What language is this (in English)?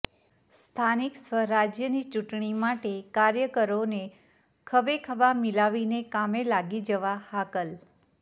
Gujarati